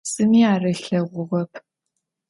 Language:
Adyghe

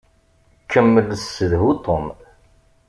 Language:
Kabyle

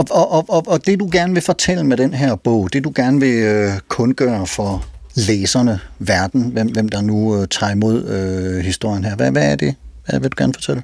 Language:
Danish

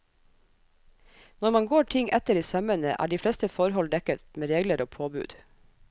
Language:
Norwegian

